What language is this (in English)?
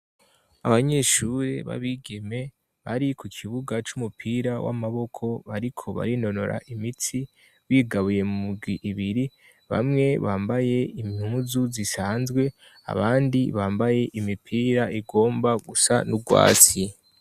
Rundi